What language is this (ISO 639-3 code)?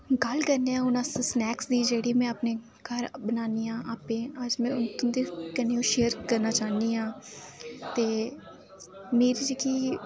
doi